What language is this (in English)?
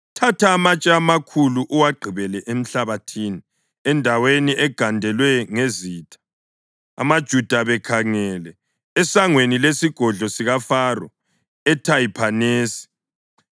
North Ndebele